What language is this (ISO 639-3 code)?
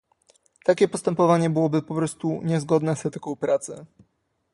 pol